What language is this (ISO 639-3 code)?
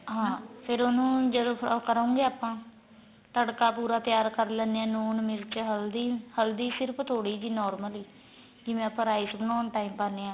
pan